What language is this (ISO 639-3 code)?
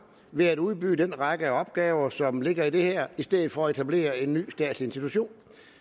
dan